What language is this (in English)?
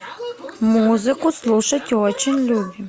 Russian